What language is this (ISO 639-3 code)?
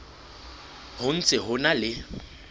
sot